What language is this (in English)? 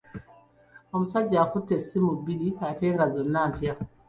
Ganda